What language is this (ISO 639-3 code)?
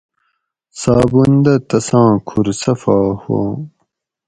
gwc